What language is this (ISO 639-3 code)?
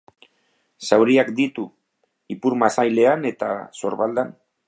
eus